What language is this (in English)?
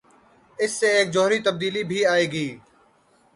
Urdu